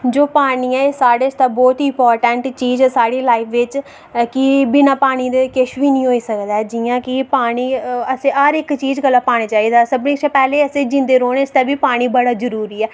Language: Dogri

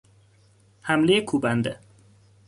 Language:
Persian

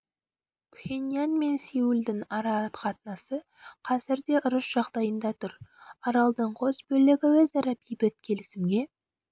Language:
Kazakh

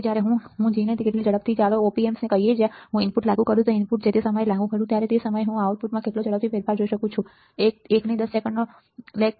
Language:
Gujarati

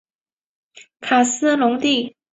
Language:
Chinese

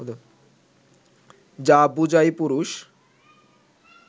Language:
Bangla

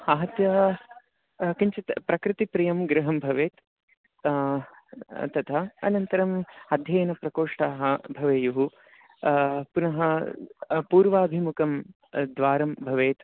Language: Sanskrit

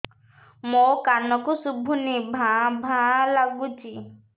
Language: Odia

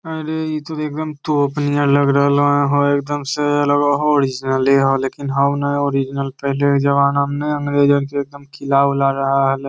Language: Magahi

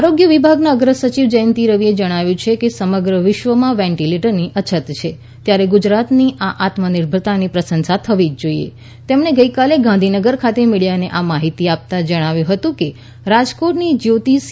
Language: Gujarati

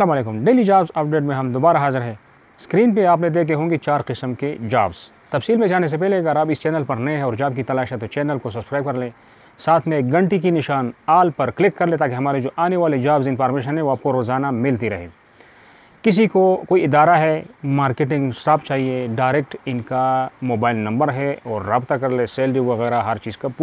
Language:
Hindi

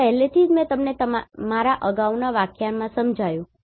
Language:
Gujarati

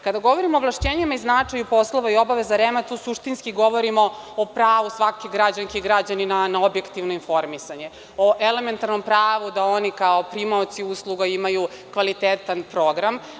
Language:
Serbian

